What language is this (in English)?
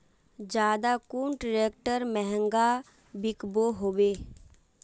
Magahi